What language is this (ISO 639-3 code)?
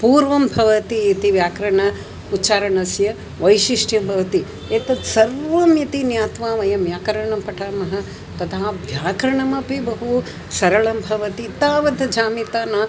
san